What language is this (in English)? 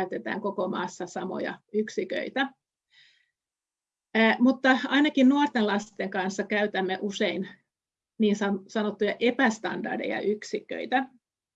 Finnish